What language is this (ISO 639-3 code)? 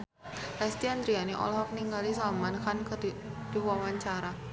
sun